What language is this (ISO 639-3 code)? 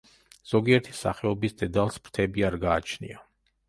kat